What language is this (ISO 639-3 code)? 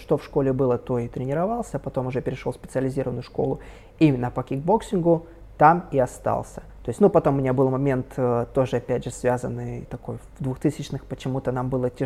rus